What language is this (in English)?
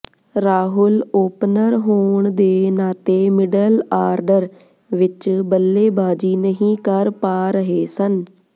Punjabi